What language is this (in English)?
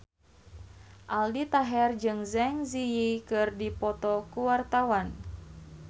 Sundanese